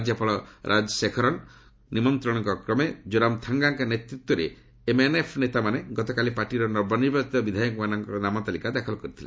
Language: Odia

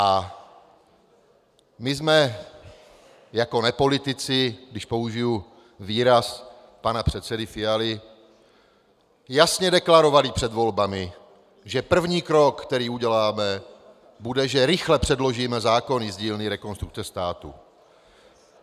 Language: Czech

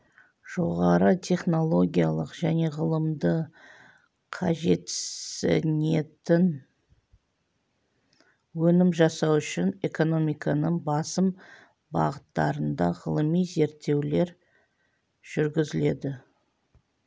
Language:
Kazakh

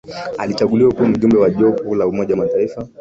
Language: Swahili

